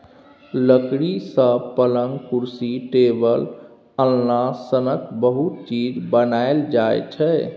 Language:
Maithili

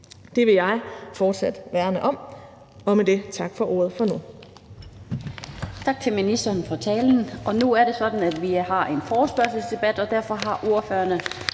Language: Danish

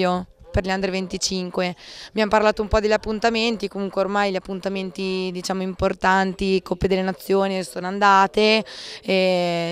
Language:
Italian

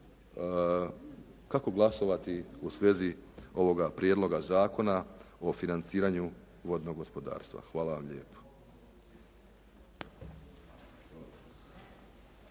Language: Croatian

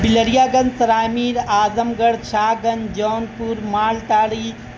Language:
Urdu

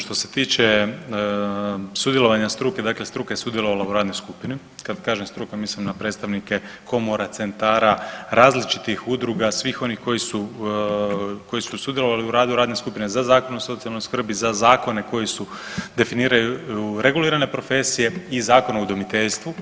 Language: Croatian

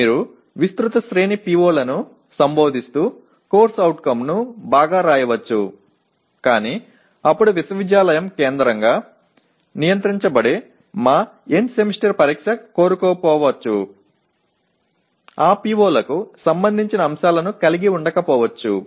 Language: Telugu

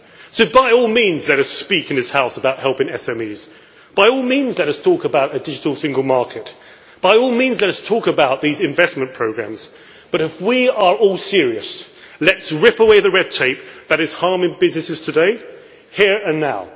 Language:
English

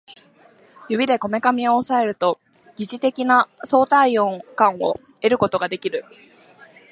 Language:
Japanese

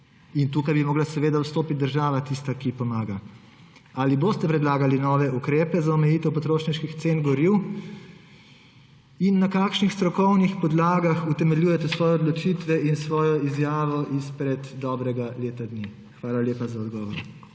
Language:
Slovenian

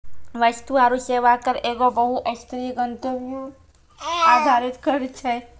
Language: Maithili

